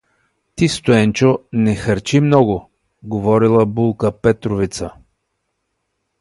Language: Bulgarian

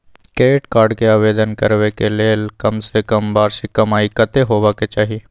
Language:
Maithili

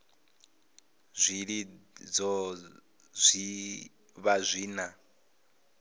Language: Venda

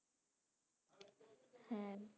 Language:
Bangla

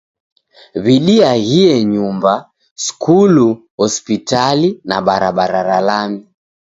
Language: Taita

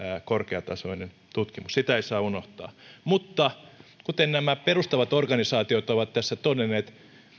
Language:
Finnish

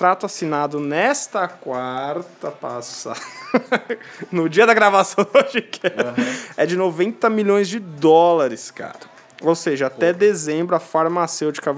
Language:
Portuguese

